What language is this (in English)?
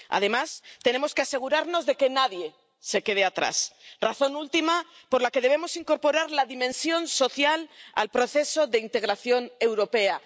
Spanish